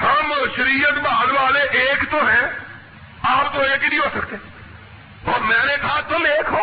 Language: Urdu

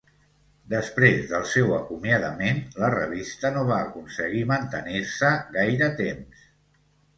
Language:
Catalan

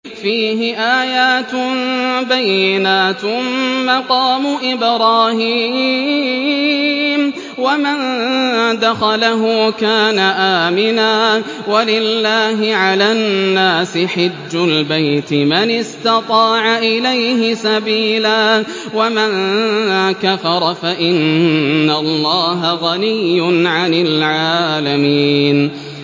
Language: Arabic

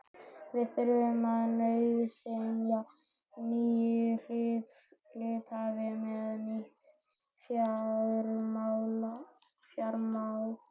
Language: Icelandic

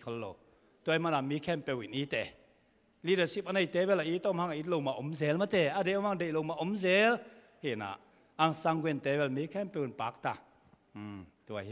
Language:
Thai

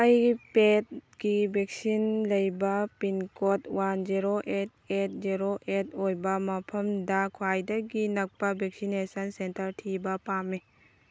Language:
Manipuri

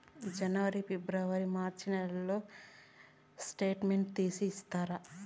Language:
Telugu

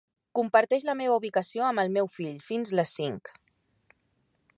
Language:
Catalan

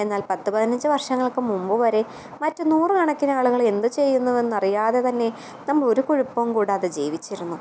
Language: Malayalam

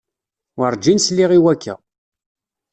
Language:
Kabyle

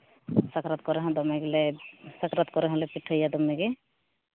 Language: Santali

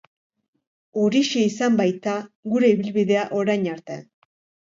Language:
Basque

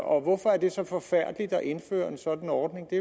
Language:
Danish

